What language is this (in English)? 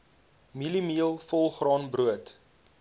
Afrikaans